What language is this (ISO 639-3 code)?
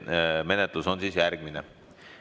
est